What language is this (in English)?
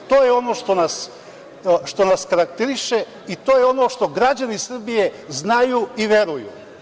Serbian